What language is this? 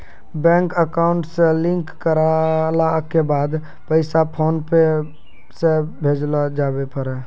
Maithili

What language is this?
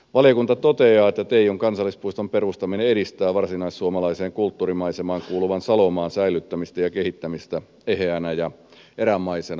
Finnish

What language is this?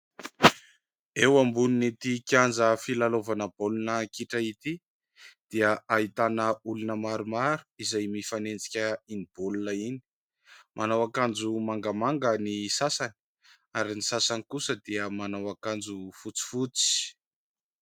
Malagasy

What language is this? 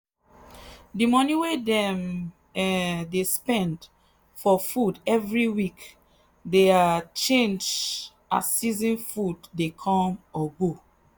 Nigerian Pidgin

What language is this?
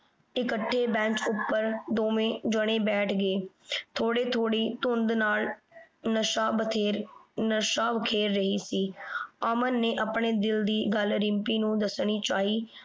Punjabi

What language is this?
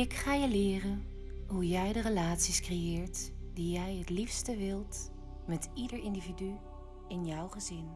Dutch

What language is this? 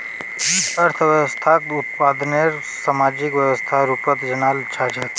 Magahi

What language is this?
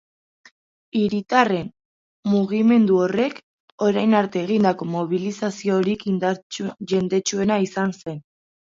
Basque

